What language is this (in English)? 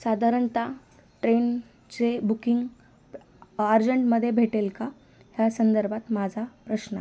Marathi